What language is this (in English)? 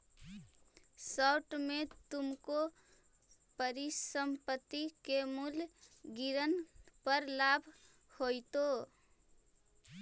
Magahi